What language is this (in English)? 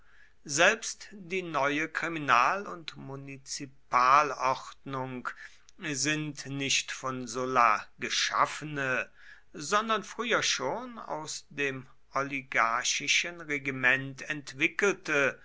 German